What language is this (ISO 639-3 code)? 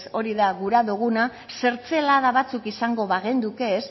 eus